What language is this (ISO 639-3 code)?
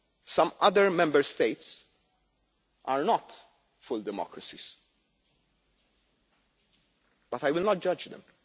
eng